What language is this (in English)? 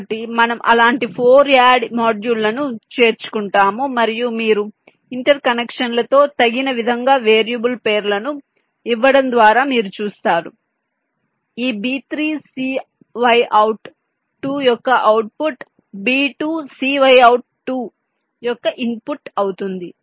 Telugu